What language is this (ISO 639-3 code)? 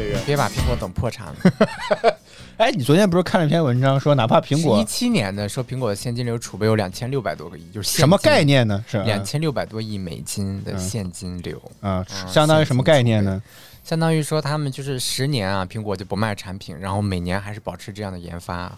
zho